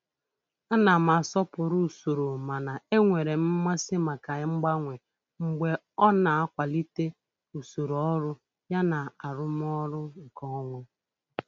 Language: Igbo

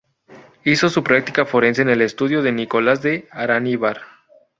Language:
Spanish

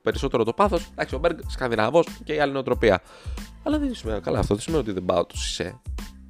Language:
Greek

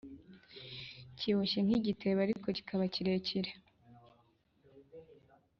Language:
Kinyarwanda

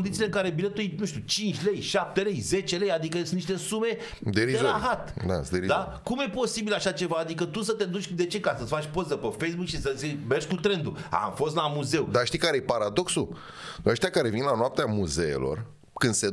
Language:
Romanian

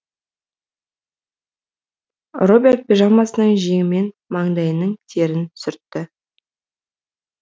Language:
Kazakh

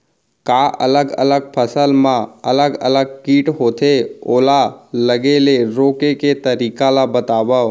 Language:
Chhattisgarhi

